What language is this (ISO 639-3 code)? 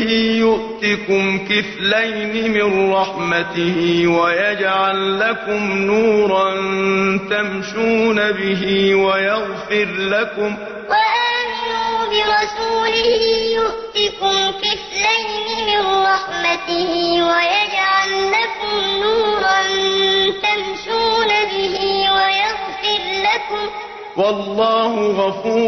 ara